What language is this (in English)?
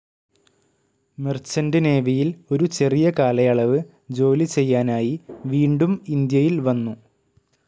Malayalam